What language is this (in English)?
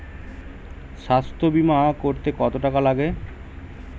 Bangla